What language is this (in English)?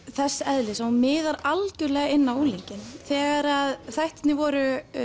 Icelandic